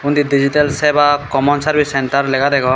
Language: Chakma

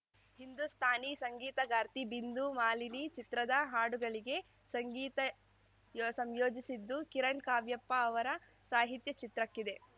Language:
Kannada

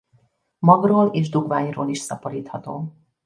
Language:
Hungarian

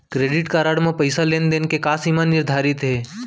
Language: Chhattisgarhi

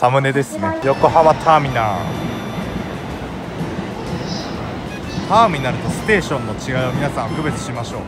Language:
Japanese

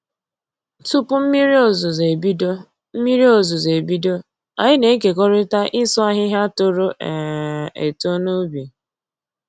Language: Igbo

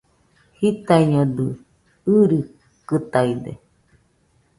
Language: Nüpode Huitoto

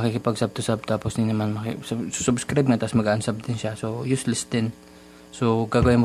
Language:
Filipino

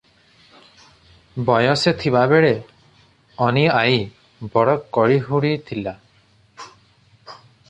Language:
Odia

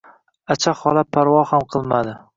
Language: Uzbek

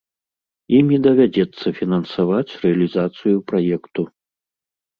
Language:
Belarusian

